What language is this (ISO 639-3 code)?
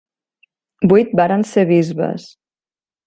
cat